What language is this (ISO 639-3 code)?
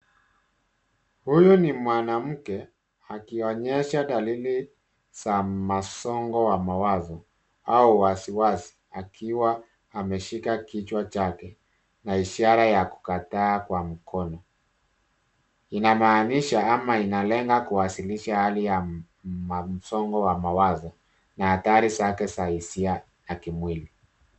swa